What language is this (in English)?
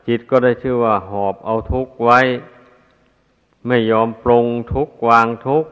Thai